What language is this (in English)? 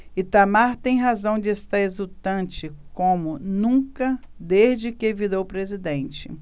Portuguese